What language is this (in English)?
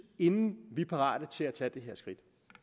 Danish